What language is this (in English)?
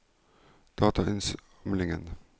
Norwegian